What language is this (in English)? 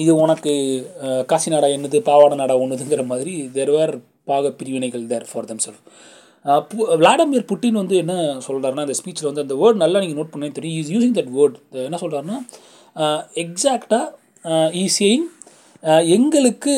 Tamil